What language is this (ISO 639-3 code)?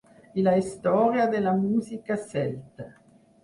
cat